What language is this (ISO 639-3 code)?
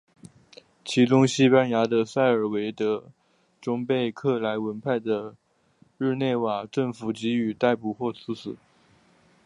zho